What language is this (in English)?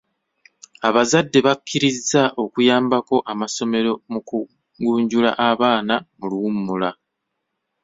Ganda